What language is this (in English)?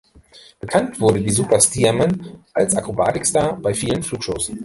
German